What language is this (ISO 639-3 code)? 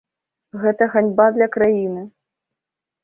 bel